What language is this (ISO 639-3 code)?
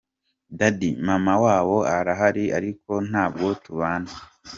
kin